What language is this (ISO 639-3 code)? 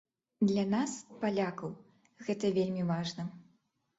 bel